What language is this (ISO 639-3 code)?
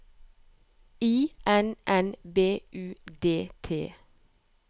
nor